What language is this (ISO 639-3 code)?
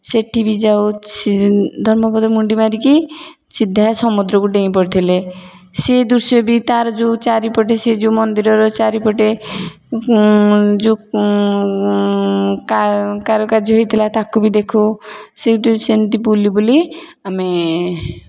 ori